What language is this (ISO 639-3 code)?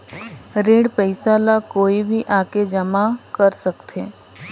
hne